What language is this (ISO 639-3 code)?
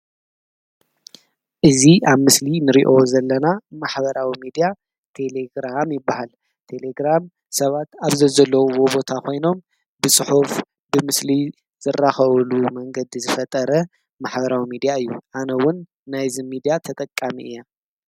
tir